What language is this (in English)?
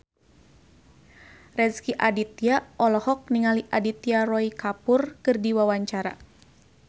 Sundanese